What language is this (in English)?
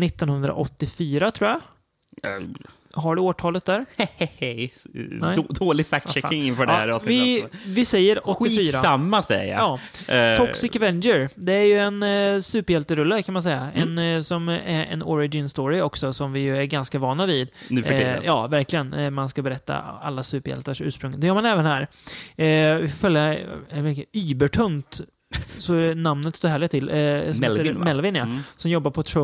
Swedish